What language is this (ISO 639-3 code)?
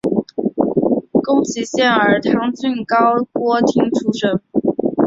zho